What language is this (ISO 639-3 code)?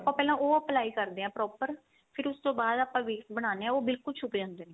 pan